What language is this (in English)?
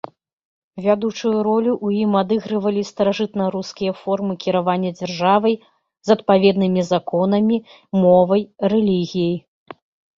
Belarusian